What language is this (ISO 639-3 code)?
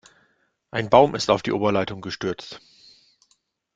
deu